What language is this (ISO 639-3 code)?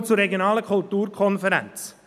gsw